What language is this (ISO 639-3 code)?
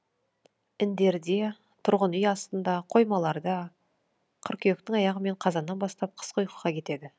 kaz